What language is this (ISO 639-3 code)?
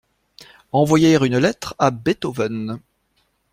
fra